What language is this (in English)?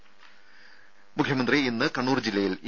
Malayalam